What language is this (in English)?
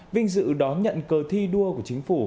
Vietnamese